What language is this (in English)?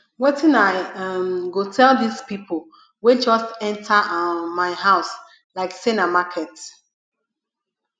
Nigerian Pidgin